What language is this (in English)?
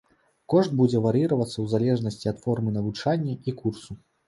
Belarusian